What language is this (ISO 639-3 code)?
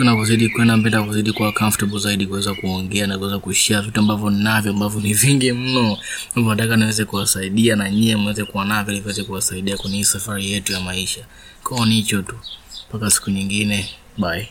swa